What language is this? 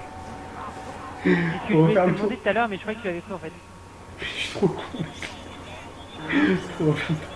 French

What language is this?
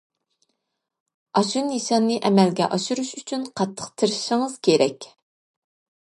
Uyghur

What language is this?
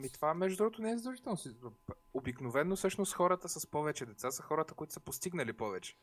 Bulgarian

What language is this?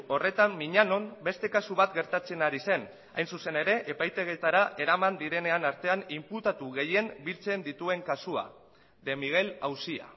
Basque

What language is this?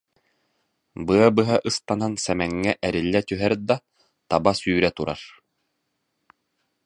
Yakut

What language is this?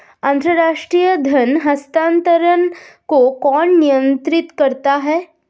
Hindi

